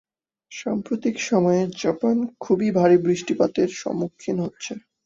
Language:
Bangla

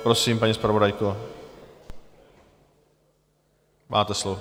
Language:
Czech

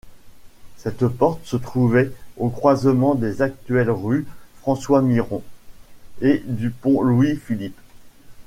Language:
French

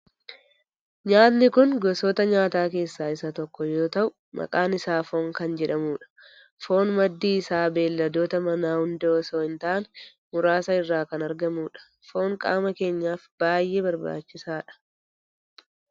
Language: Oromo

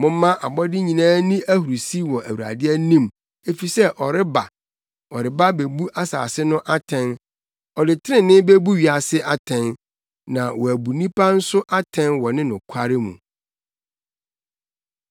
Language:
Akan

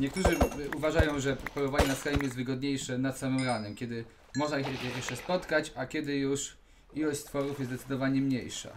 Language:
Polish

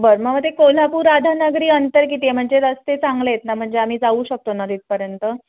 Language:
Marathi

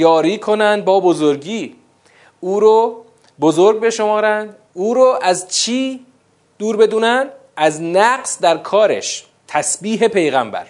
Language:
Persian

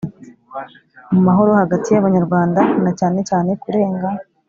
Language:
Kinyarwanda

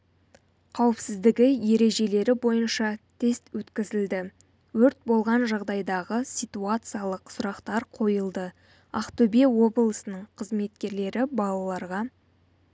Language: Kazakh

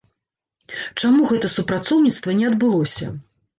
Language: Belarusian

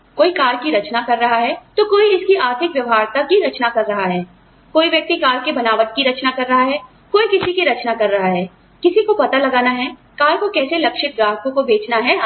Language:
Hindi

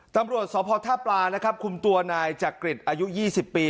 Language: Thai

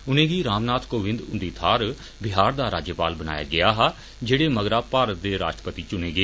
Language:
Dogri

